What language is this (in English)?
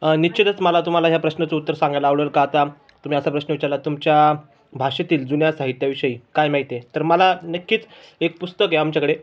Marathi